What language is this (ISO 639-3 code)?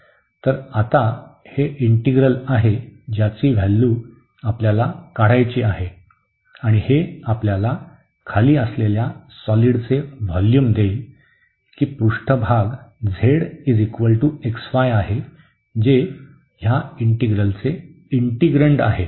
mar